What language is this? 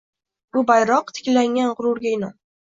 Uzbek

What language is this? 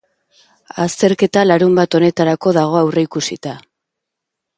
Basque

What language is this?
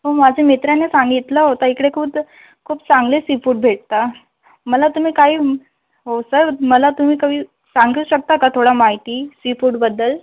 Marathi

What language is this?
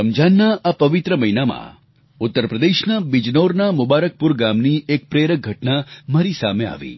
Gujarati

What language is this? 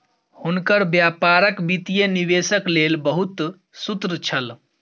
Maithili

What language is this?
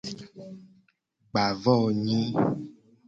Gen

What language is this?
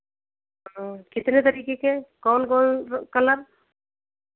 Hindi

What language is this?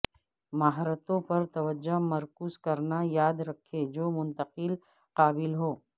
Urdu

